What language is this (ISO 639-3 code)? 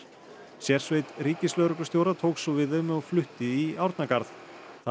isl